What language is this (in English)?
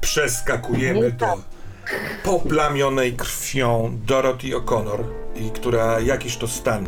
Polish